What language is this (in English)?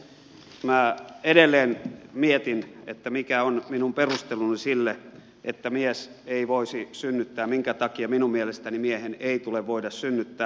Finnish